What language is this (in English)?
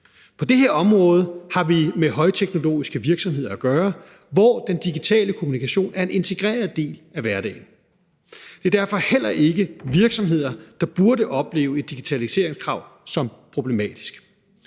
Danish